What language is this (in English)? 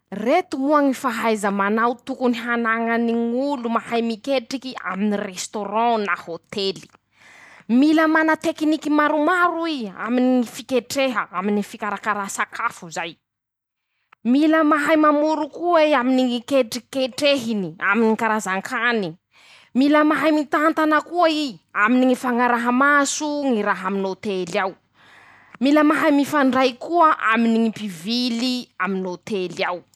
Masikoro Malagasy